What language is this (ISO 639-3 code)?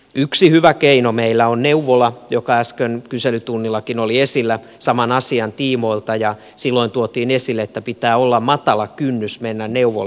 fin